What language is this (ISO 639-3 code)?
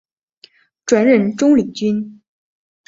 zho